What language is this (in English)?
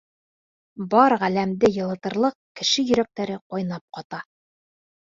Bashkir